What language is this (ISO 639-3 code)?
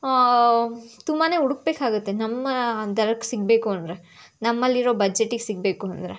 kan